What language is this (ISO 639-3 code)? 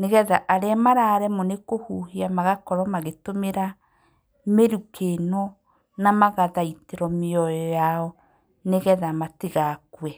kik